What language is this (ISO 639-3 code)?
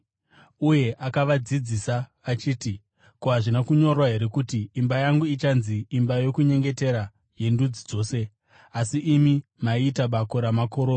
sna